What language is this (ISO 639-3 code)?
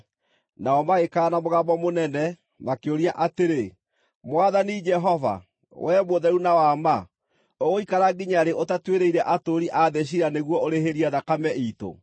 kik